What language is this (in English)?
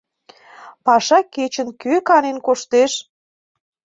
Mari